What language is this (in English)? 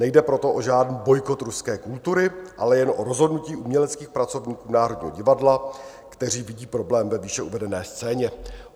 Czech